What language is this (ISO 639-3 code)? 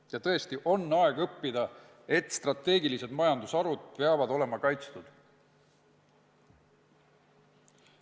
est